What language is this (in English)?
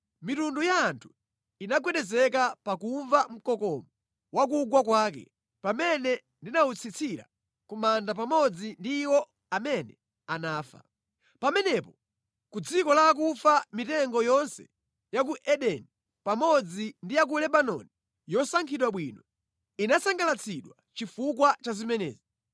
Nyanja